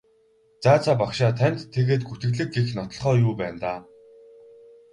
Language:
Mongolian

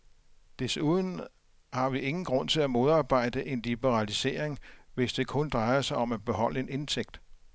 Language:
Danish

